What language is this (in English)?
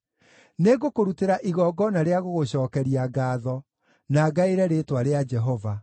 Kikuyu